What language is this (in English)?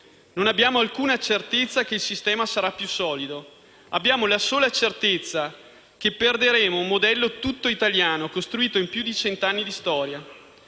Italian